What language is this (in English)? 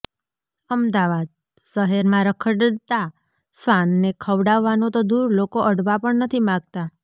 Gujarati